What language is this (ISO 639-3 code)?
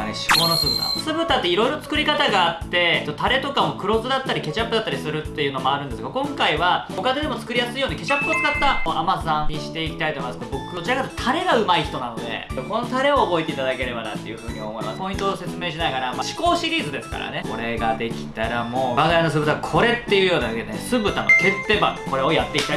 jpn